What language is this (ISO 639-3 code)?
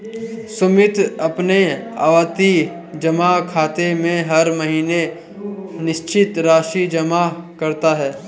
hin